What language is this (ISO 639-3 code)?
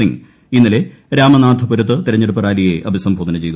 mal